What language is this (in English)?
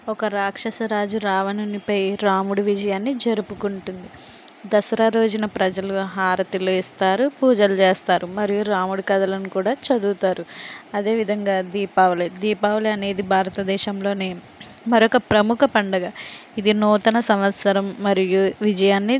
Telugu